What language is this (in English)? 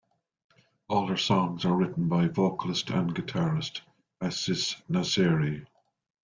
English